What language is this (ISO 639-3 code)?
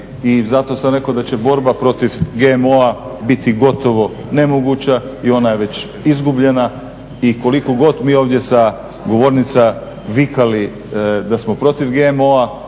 hrv